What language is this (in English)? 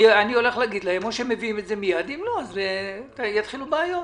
Hebrew